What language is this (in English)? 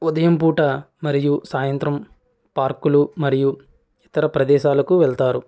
Telugu